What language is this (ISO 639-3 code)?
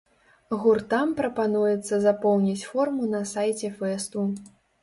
bel